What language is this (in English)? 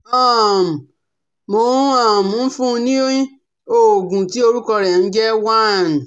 Yoruba